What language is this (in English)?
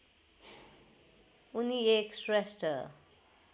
Nepali